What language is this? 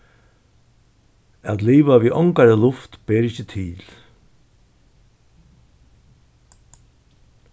Faroese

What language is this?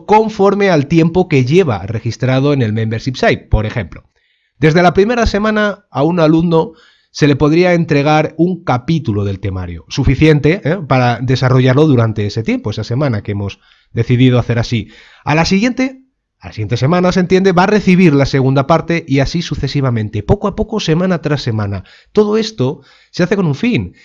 Spanish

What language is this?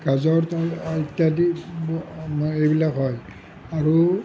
Assamese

